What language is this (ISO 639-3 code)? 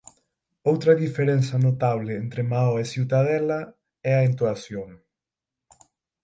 glg